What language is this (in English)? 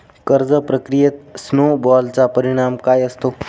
Marathi